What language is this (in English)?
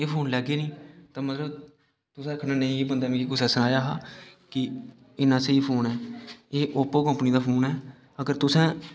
Dogri